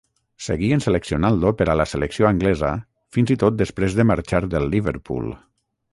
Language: Catalan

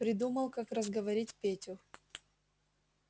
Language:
Russian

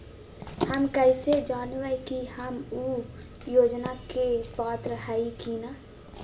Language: Magahi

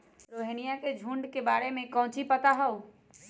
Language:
Magahi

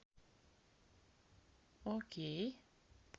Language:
Russian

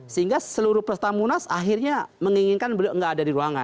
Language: Indonesian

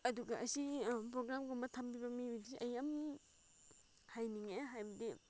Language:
Manipuri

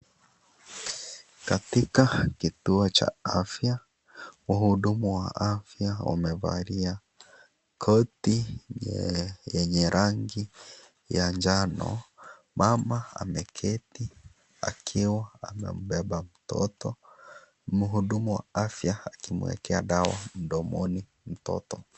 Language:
Swahili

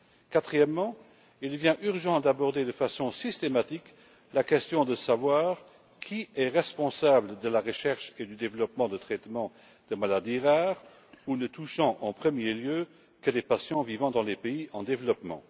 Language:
French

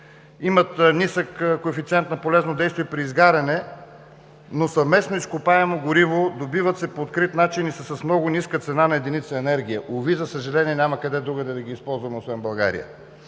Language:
Bulgarian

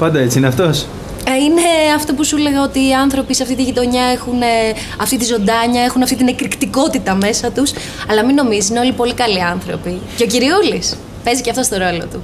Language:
Greek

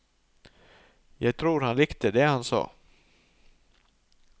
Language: Norwegian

